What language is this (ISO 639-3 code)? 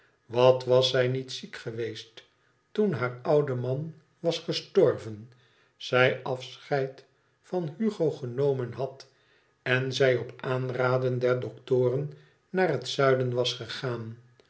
nld